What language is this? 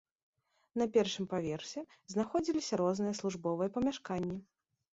Belarusian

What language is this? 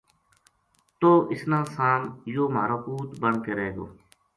Gujari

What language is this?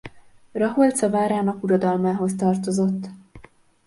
Hungarian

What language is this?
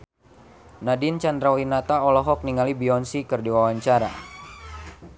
Sundanese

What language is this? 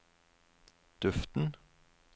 Norwegian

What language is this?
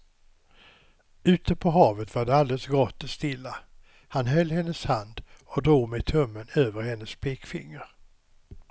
Swedish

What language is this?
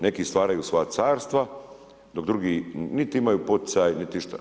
Croatian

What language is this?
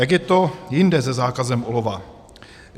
Czech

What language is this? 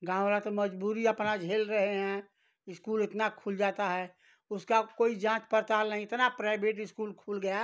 Hindi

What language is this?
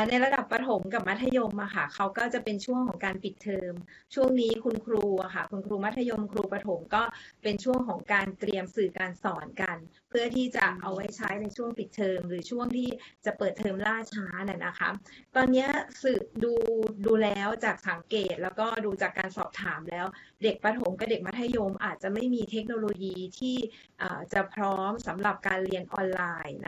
Thai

